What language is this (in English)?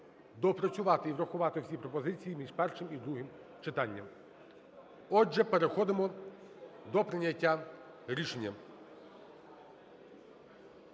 Ukrainian